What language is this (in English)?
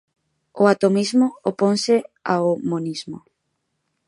Galician